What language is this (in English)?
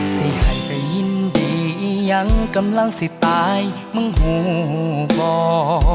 Thai